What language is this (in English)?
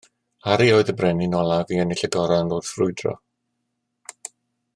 Welsh